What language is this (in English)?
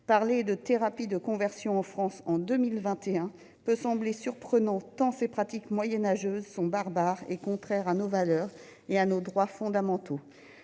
French